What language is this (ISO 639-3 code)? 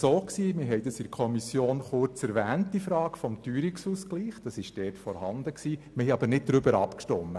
gsw